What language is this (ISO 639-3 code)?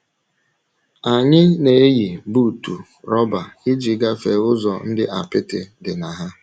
ibo